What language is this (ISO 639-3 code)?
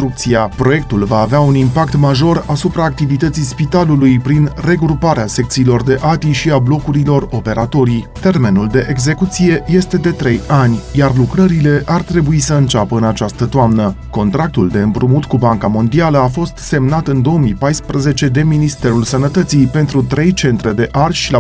ron